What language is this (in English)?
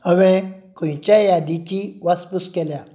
Konkani